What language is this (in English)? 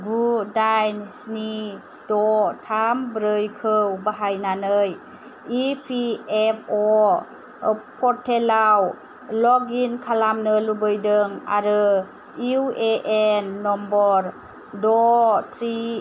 Bodo